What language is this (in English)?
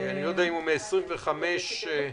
Hebrew